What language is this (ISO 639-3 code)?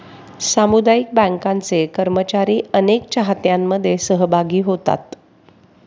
mar